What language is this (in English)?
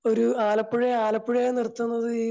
Malayalam